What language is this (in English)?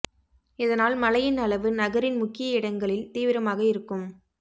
Tamil